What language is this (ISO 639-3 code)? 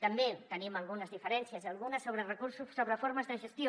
cat